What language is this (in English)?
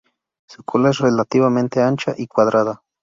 Spanish